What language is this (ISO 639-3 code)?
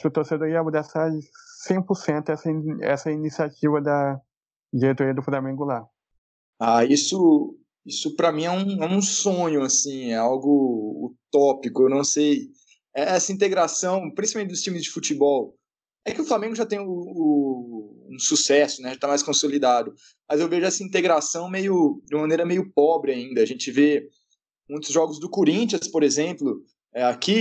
por